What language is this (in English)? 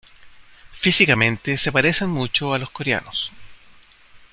Spanish